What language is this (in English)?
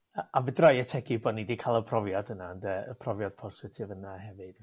Welsh